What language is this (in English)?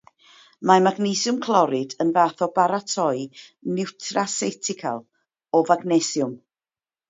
Welsh